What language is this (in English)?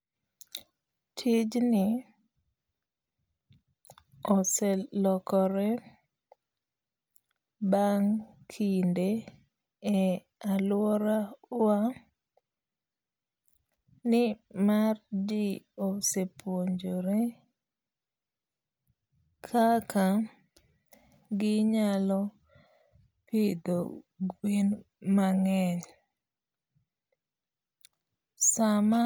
Luo (Kenya and Tanzania)